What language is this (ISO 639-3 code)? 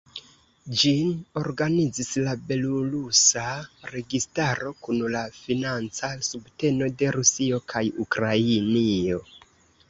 epo